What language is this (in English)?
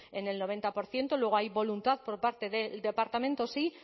Spanish